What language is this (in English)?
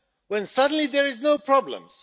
English